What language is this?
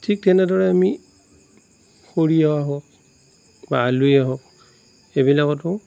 Assamese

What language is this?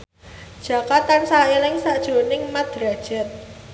Javanese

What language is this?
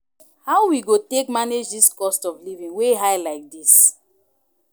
Nigerian Pidgin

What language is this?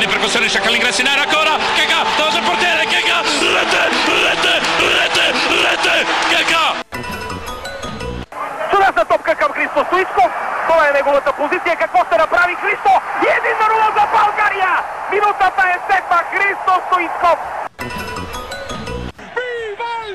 Bulgarian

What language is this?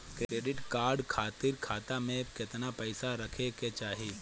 Bhojpuri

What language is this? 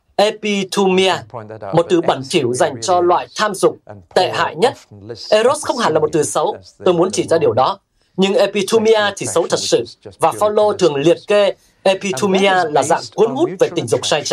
Vietnamese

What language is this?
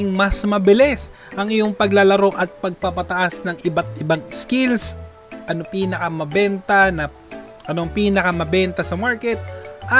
Filipino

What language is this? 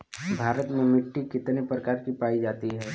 Bhojpuri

